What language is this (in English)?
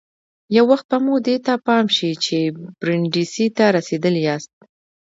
Pashto